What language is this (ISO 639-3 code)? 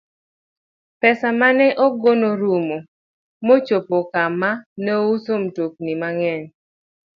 luo